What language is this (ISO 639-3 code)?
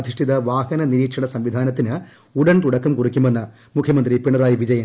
mal